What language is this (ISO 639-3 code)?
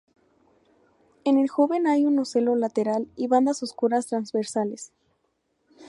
spa